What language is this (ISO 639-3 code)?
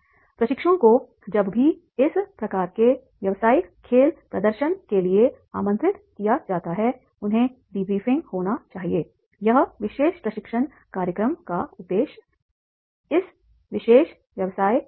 hin